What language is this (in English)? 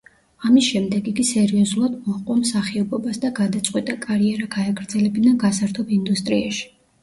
Georgian